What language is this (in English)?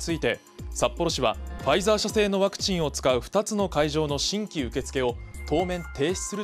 Japanese